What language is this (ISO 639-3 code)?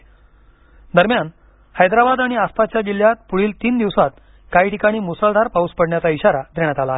mar